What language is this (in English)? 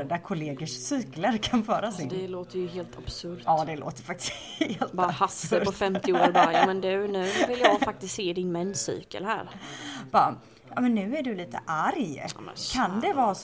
Swedish